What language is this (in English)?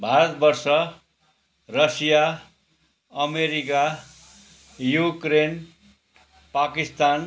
Nepali